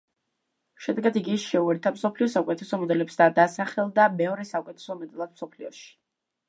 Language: Georgian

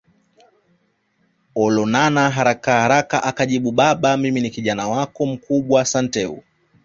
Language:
Swahili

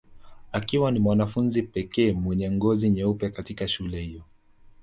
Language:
Swahili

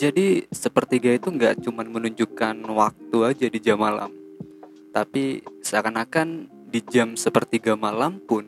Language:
Indonesian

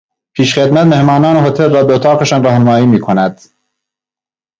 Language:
Persian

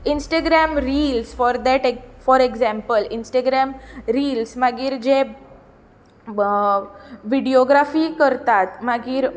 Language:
Konkani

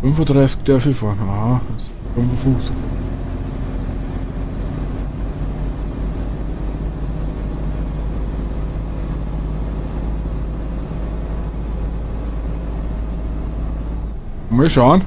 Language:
German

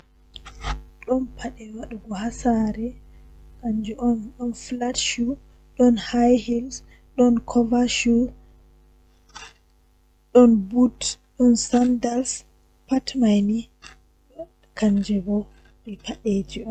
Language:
Western Niger Fulfulde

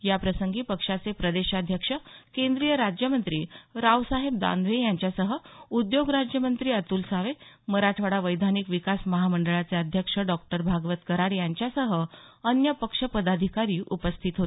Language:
Marathi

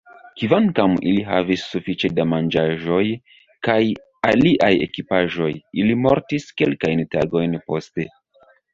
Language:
Esperanto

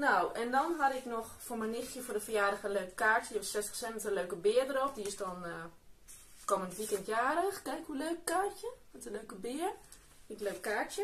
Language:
Dutch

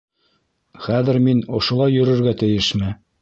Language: Bashkir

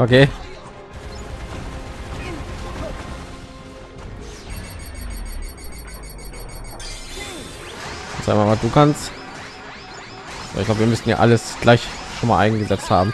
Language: German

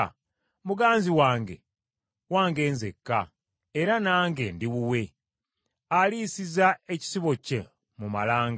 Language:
Ganda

